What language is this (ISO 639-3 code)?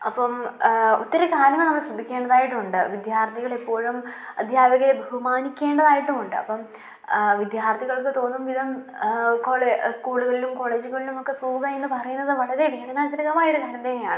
mal